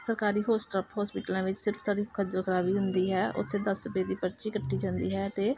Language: Punjabi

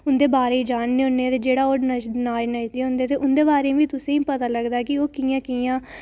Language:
Dogri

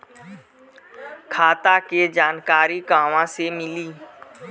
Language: Bhojpuri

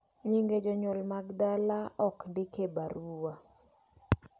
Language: Luo (Kenya and Tanzania)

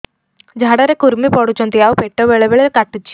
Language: Odia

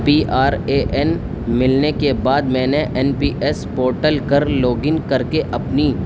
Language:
Urdu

